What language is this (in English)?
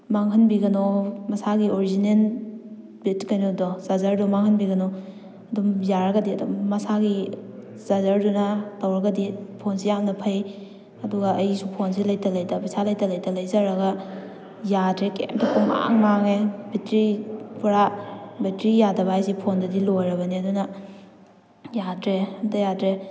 Manipuri